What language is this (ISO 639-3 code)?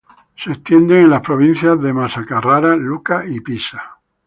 spa